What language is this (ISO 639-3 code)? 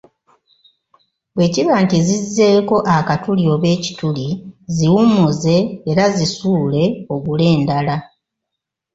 lug